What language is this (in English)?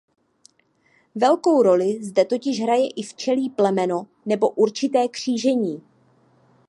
Czech